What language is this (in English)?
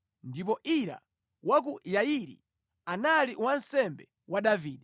Nyanja